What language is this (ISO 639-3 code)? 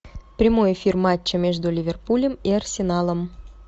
rus